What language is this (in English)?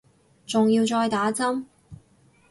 Cantonese